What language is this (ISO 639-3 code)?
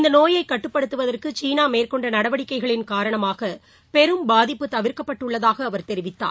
tam